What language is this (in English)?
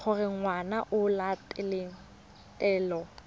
Tswana